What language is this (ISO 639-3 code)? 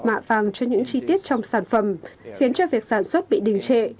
vie